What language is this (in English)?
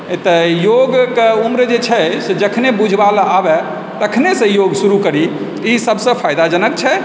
Maithili